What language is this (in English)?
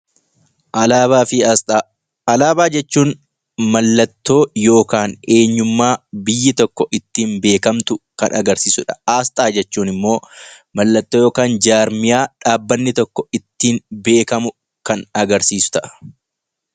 Oromo